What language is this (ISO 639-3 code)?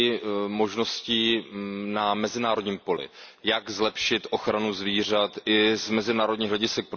ces